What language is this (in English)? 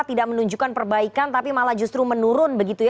Indonesian